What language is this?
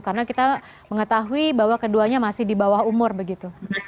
Indonesian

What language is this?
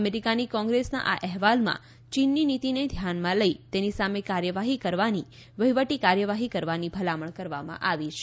Gujarati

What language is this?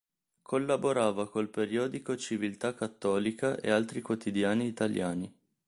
Italian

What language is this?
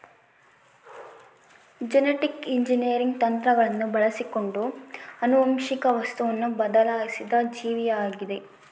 Kannada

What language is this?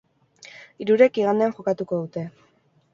Basque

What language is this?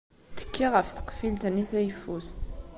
Kabyle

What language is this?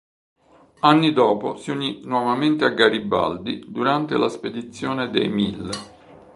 Italian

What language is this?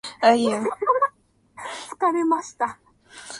Japanese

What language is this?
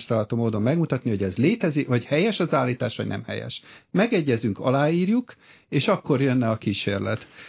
Hungarian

